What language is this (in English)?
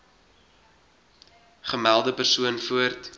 Afrikaans